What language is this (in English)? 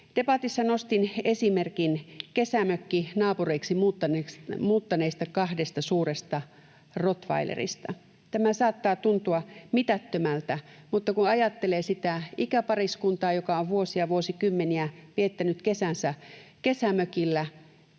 Finnish